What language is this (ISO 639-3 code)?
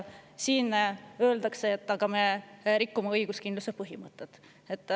est